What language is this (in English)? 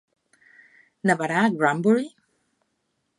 Catalan